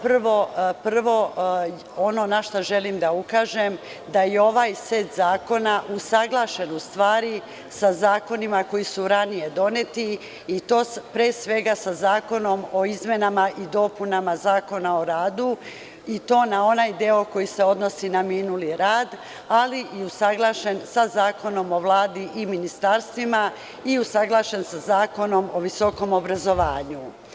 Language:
Serbian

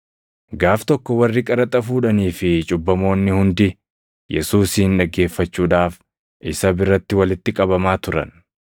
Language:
Oromo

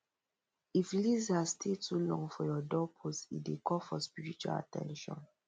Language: Nigerian Pidgin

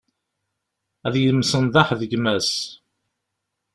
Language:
Kabyle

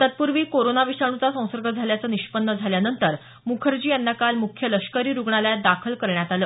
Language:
Marathi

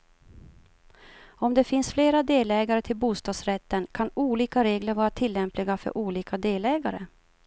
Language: Swedish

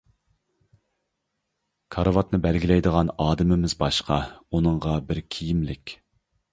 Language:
Uyghur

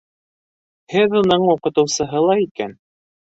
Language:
Bashkir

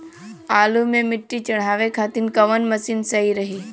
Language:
Bhojpuri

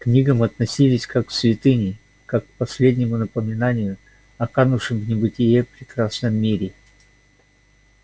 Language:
Russian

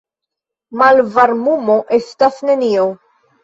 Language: Esperanto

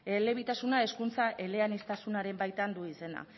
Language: Basque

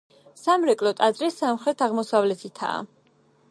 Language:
Georgian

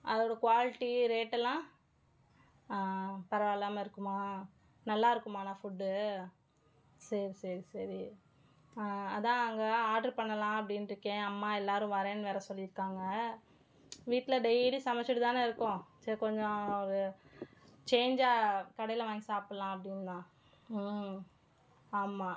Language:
Tamil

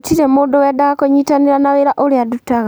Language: Kikuyu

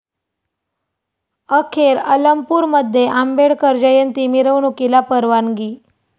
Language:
Marathi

